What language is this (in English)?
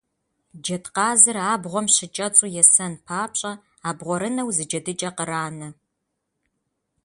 Kabardian